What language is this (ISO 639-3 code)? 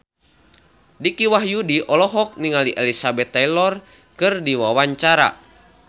sun